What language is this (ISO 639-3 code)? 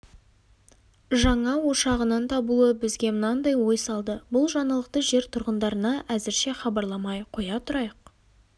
kaz